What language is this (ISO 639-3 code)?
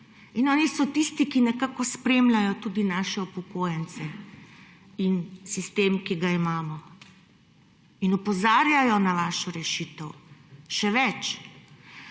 slv